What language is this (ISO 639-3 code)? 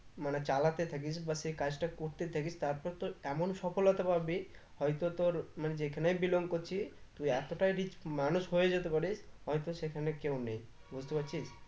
ben